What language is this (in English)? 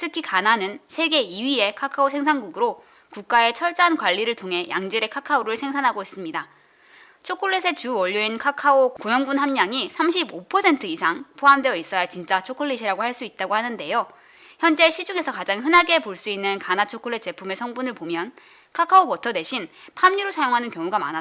Korean